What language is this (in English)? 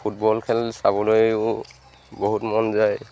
Assamese